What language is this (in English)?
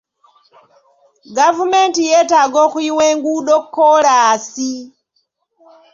Ganda